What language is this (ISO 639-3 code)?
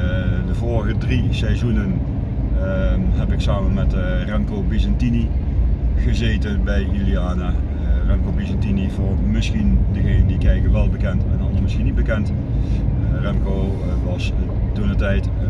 nld